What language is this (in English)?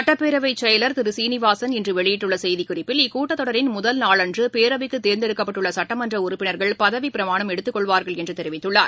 Tamil